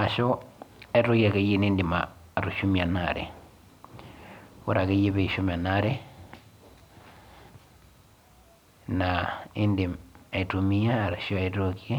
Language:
Masai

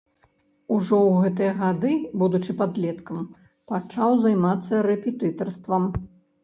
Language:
Belarusian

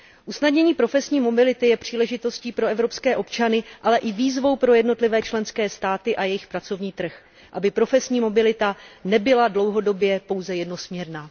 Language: Czech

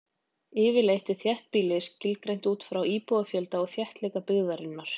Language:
Icelandic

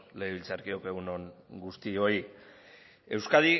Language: Basque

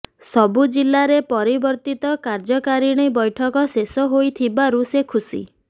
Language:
Odia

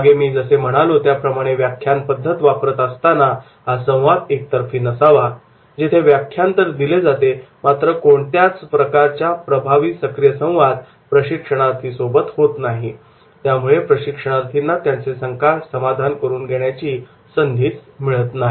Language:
Marathi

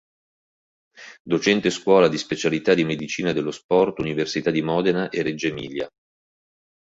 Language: Italian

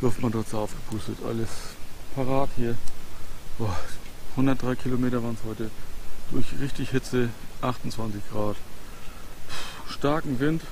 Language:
German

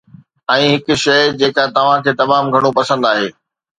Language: Sindhi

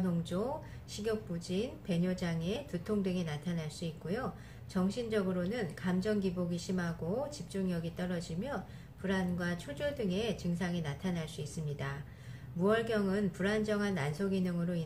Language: Korean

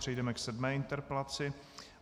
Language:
Czech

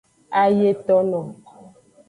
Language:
Aja (Benin)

